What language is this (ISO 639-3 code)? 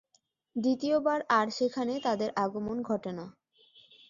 ben